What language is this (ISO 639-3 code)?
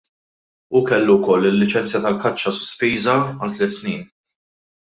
mlt